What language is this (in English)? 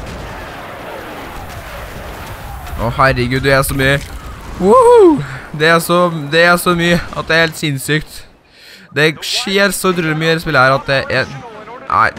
Norwegian